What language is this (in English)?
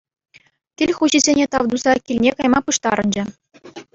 Chuvash